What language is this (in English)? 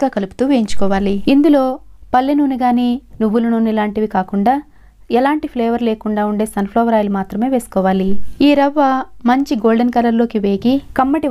Telugu